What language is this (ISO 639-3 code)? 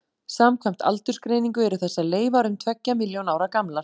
isl